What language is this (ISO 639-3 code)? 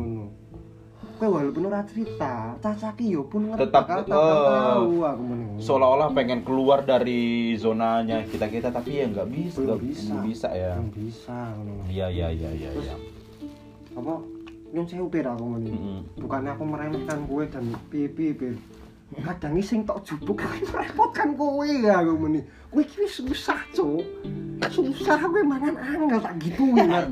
ind